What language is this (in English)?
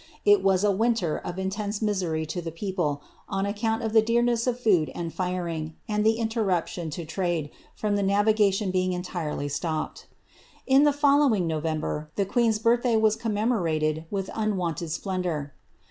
English